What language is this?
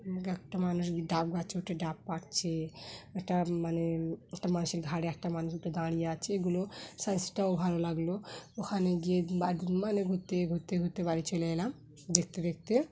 Bangla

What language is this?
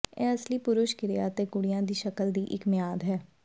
Punjabi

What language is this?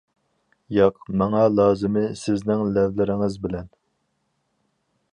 Uyghur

